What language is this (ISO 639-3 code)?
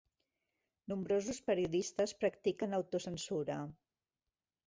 cat